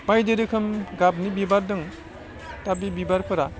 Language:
Bodo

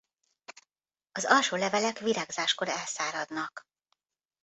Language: Hungarian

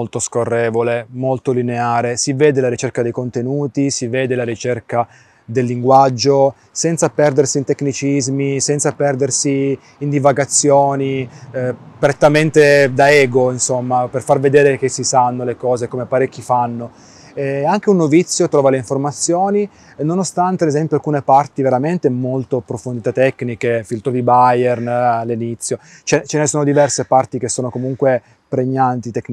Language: Italian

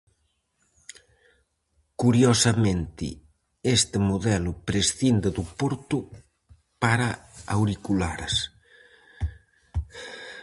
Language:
Galician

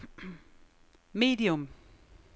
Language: Danish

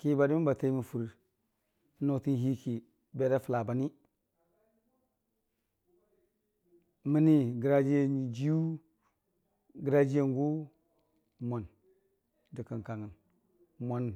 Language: Dijim-Bwilim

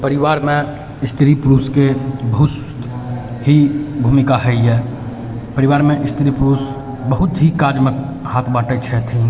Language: Maithili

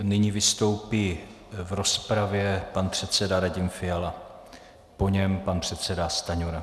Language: Czech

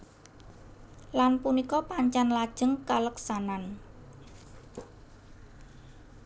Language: Javanese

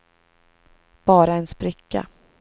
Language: Swedish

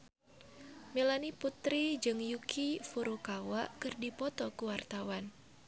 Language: Sundanese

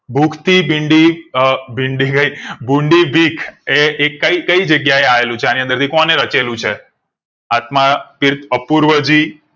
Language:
Gujarati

